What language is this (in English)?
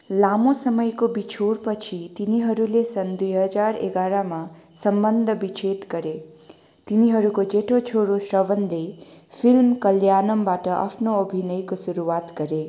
Nepali